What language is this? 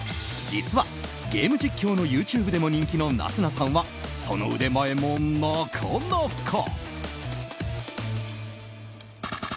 Japanese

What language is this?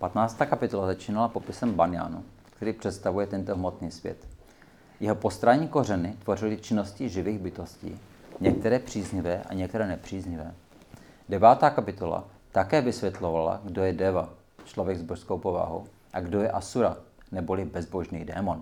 Czech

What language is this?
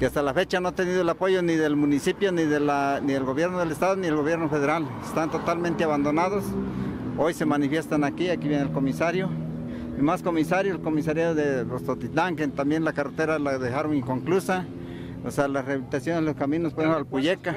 Spanish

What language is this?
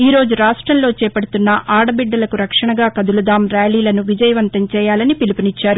Telugu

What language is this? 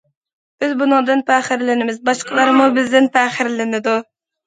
Uyghur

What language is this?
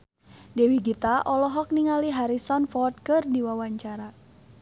Sundanese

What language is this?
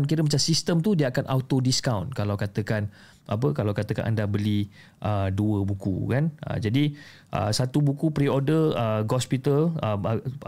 Malay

